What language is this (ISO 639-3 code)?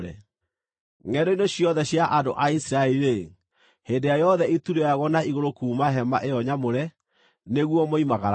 kik